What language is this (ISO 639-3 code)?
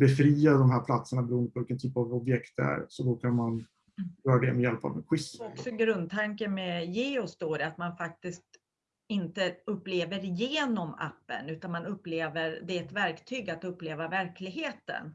swe